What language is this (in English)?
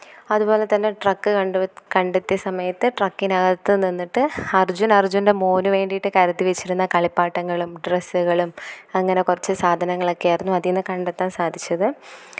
Malayalam